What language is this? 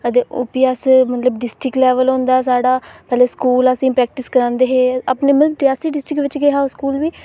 Dogri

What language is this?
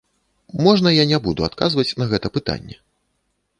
Belarusian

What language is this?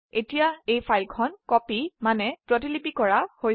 Assamese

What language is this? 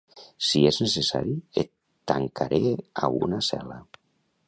Catalan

